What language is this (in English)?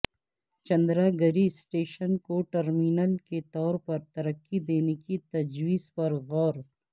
Urdu